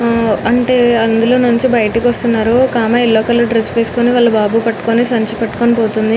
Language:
Telugu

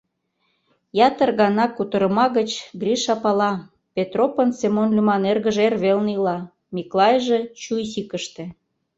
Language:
Mari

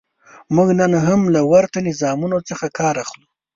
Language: Pashto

